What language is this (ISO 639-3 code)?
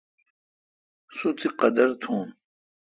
xka